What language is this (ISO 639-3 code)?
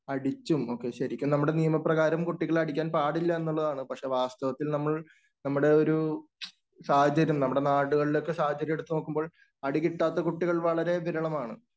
mal